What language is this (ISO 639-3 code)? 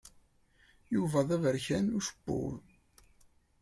kab